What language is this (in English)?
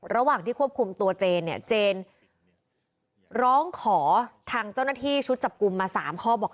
Thai